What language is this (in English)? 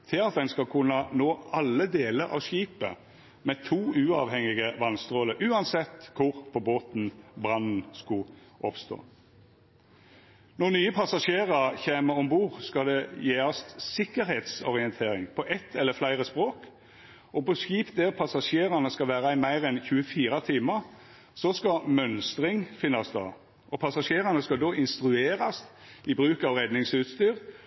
Norwegian Nynorsk